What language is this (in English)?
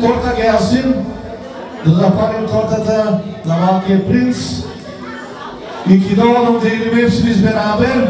Turkish